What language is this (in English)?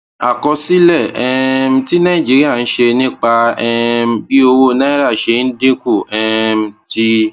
Yoruba